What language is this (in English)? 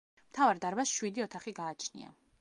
Georgian